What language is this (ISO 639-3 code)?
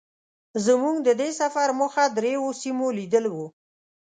pus